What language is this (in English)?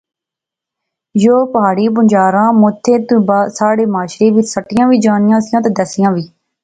Pahari-Potwari